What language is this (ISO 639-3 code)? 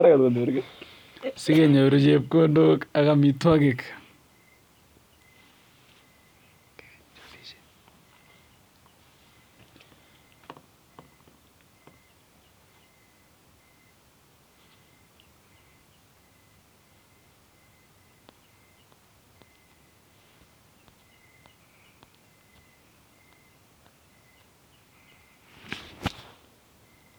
kln